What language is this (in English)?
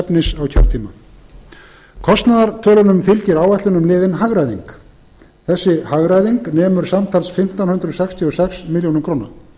Icelandic